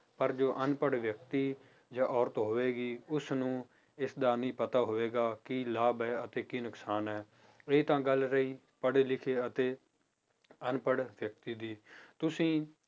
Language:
Punjabi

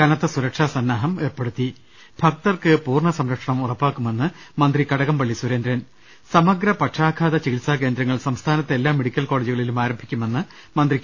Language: Malayalam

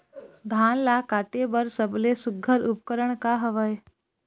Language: Chhattisgarhi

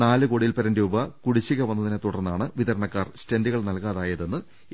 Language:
Malayalam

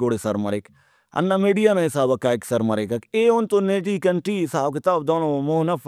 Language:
Brahui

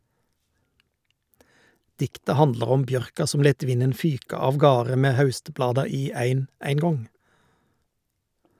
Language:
Norwegian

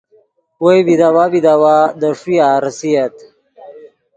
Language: Yidgha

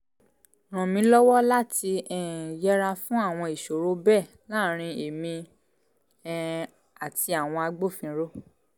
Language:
Yoruba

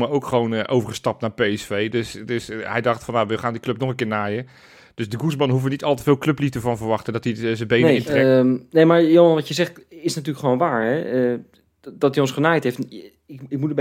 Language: Dutch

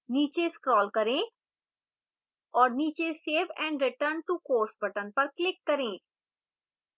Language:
Hindi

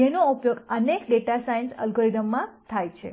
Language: Gujarati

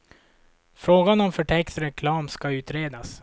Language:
Swedish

